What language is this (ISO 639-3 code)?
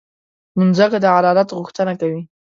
pus